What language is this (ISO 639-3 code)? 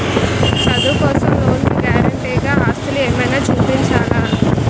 tel